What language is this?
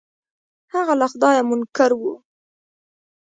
Pashto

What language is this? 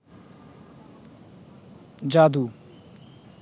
Bangla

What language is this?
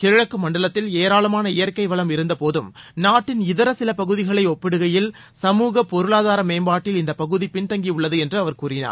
Tamil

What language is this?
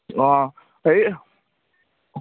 Assamese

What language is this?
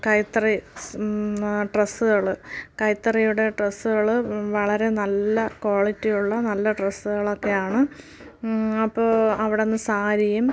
Malayalam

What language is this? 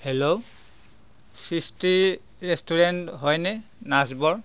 Assamese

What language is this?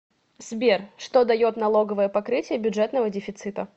Russian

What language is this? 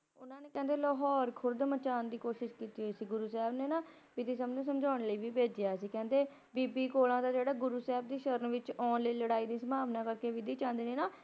Punjabi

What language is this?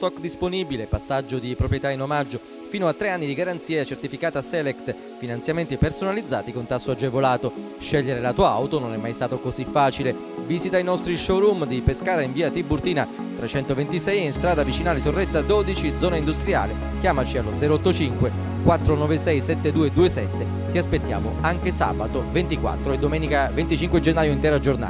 Italian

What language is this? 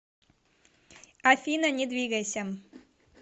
Russian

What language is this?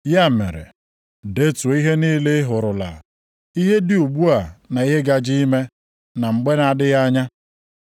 Igbo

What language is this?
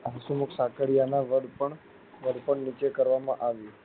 Gujarati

